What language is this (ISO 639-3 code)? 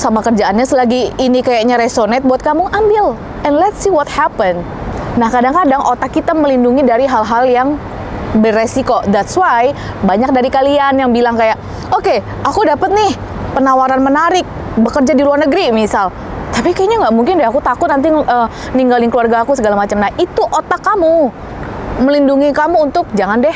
ind